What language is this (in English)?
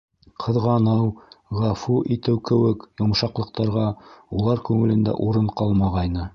Bashkir